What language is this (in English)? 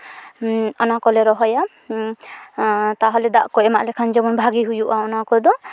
Santali